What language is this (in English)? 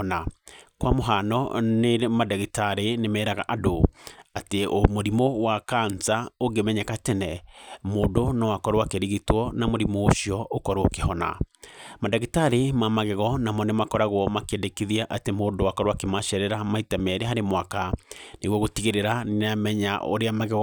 Kikuyu